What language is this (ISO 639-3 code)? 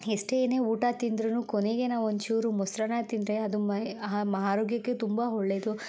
kan